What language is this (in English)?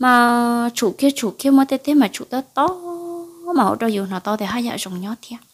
Vietnamese